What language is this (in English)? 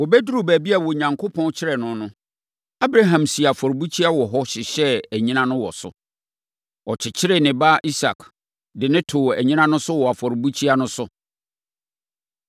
Akan